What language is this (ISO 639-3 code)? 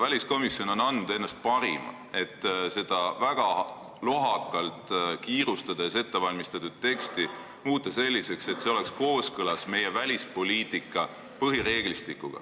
est